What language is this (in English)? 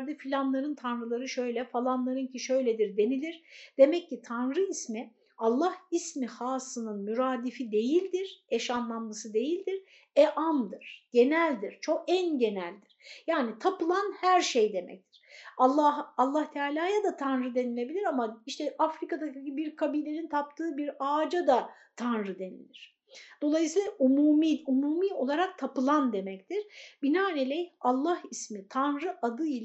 Turkish